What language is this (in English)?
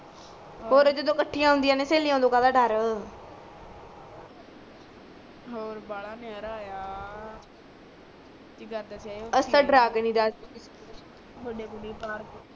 Punjabi